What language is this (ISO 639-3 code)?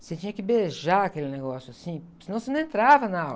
por